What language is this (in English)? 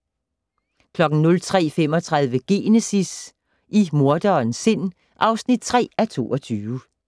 Danish